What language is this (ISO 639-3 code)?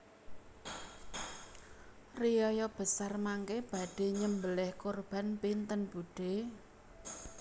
jav